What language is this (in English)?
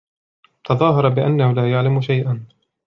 Arabic